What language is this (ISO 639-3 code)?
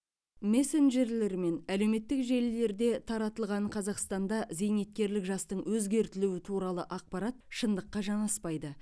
kaz